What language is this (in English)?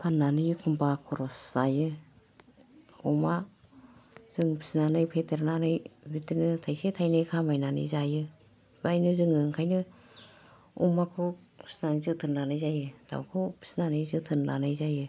Bodo